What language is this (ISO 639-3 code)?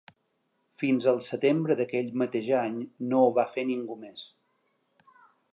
cat